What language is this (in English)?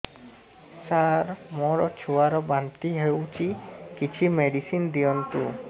Odia